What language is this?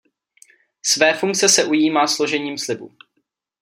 Czech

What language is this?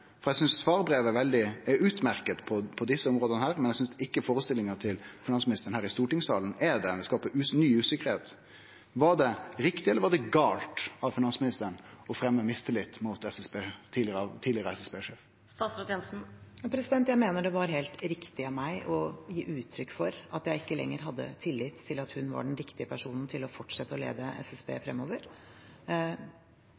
Norwegian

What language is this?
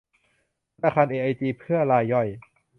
Thai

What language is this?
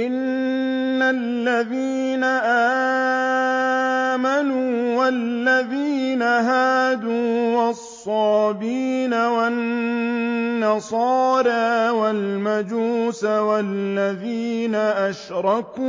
Arabic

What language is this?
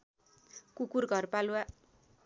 Nepali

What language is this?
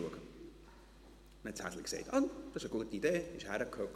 Swiss German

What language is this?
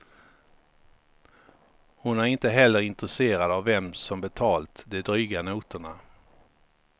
Swedish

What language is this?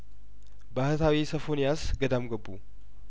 Amharic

